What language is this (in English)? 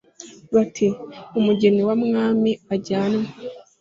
Kinyarwanda